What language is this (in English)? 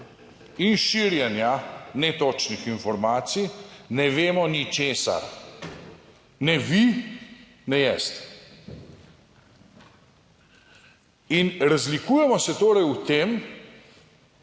Slovenian